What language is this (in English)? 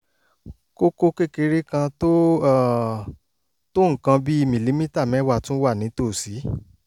Yoruba